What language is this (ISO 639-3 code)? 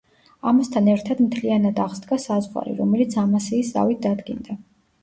kat